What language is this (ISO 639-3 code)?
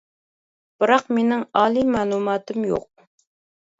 uig